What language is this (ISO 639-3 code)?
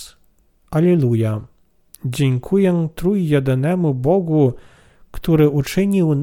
pol